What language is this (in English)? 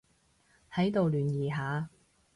Cantonese